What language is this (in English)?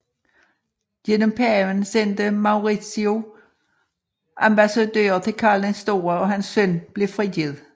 Danish